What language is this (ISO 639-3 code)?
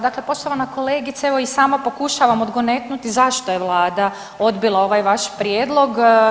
hrv